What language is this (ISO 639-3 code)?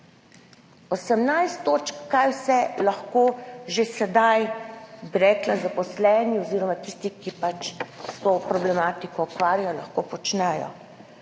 slv